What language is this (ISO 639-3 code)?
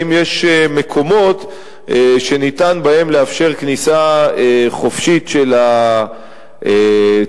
heb